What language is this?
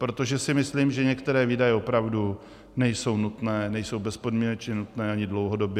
Czech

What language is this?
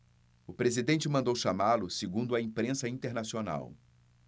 Portuguese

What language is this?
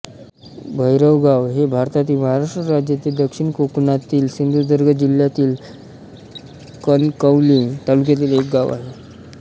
Marathi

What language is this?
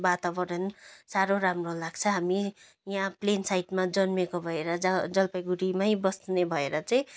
Nepali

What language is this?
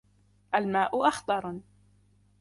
Arabic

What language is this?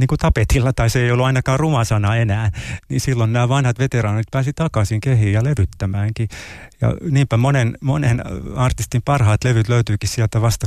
Finnish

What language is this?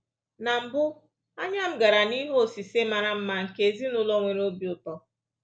Igbo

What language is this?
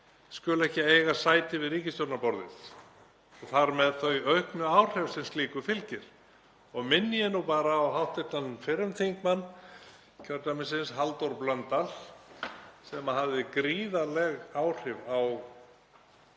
Icelandic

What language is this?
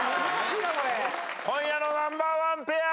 Japanese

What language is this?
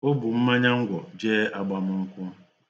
Igbo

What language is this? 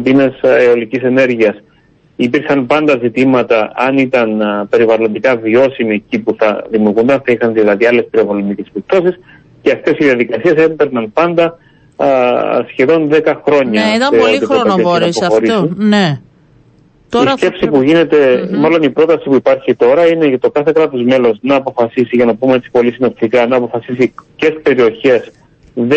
Greek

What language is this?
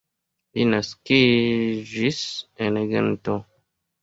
Esperanto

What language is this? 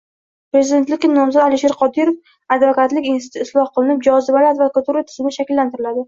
Uzbek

